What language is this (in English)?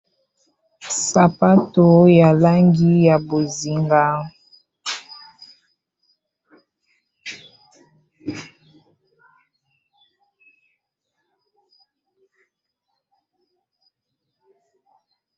Lingala